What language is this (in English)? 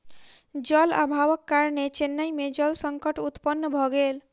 Maithili